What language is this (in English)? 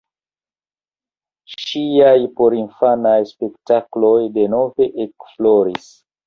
Esperanto